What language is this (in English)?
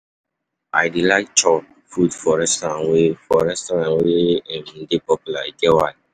Nigerian Pidgin